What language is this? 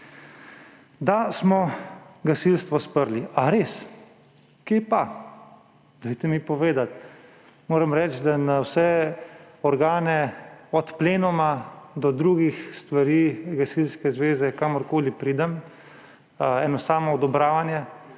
Slovenian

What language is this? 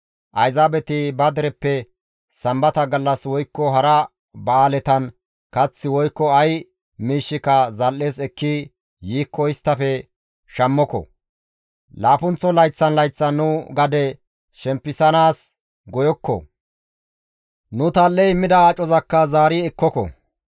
Gamo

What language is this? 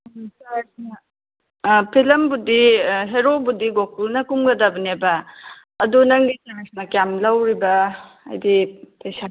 Manipuri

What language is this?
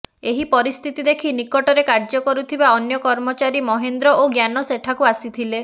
Odia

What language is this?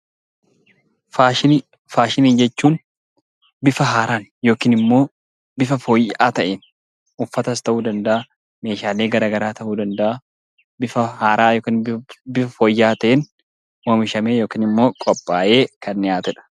Oromo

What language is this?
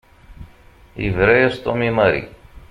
Kabyle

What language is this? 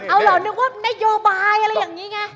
Thai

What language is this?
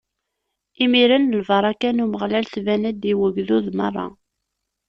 Kabyle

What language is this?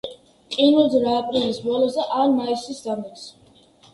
Georgian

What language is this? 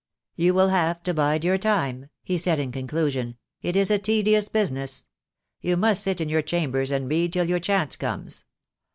English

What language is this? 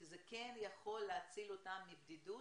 Hebrew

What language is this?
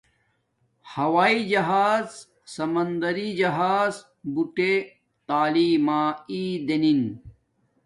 Domaaki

